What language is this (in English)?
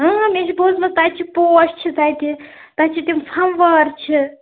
Kashmiri